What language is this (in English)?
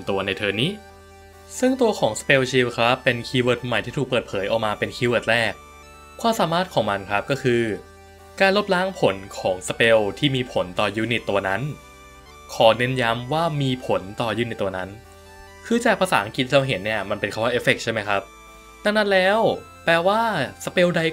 Thai